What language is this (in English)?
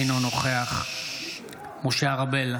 Hebrew